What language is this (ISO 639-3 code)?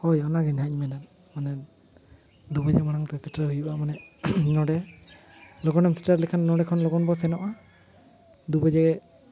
sat